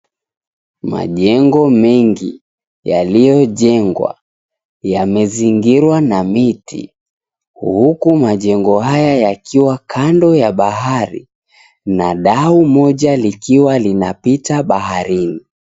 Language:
Swahili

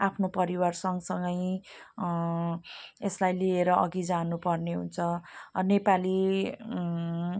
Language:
Nepali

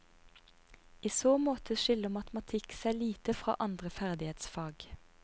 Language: Norwegian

